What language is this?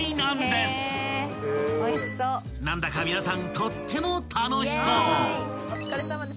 Japanese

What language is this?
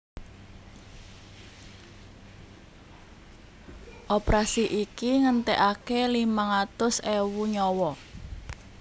Javanese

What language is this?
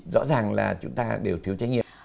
Vietnamese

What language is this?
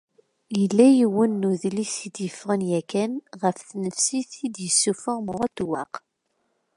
Kabyle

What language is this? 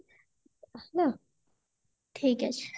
Odia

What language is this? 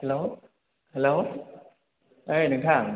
Bodo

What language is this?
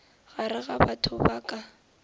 Northern Sotho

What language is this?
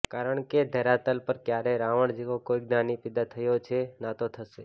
Gujarati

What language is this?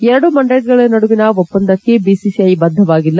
Kannada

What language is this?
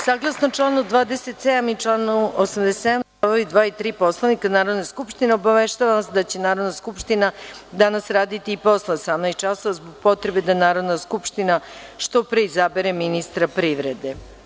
Serbian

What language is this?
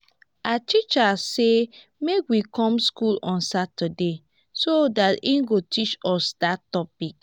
Nigerian Pidgin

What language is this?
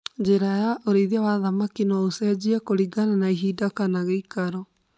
Kikuyu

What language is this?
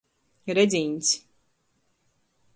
Latgalian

